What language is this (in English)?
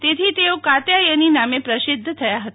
Gujarati